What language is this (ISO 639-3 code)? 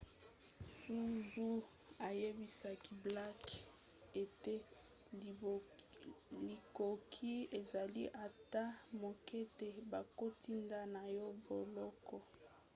lin